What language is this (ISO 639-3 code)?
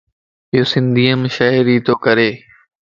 lss